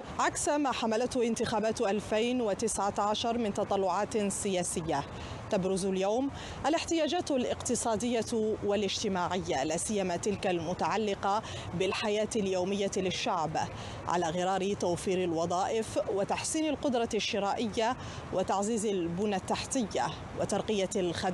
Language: Arabic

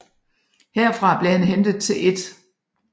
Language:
Danish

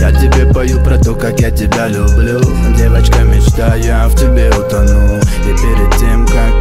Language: Russian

